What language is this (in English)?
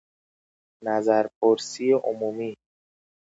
Persian